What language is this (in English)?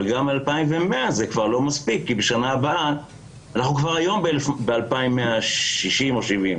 Hebrew